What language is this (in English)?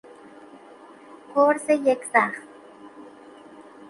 Persian